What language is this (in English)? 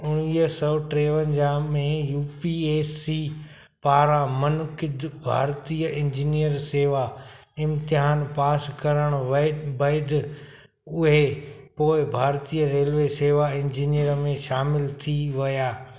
Sindhi